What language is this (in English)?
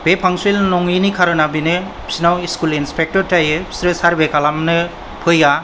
Bodo